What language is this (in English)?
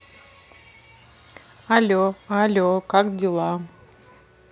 Russian